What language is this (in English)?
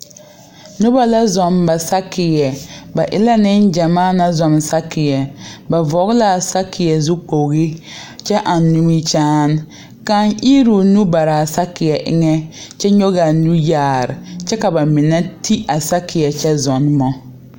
Southern Dagaare